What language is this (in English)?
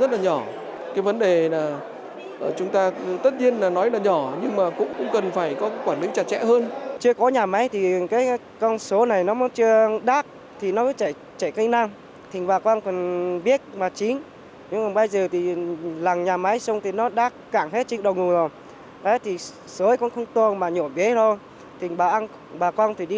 Vietnamese